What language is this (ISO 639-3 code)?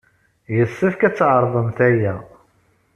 kab